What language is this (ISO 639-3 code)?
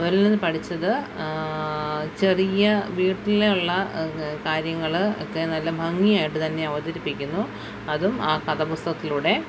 mal